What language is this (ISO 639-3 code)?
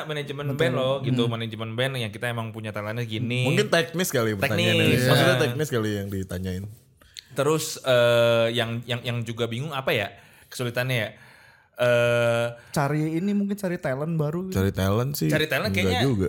ind